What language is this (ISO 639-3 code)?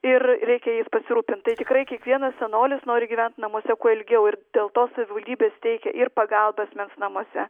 lit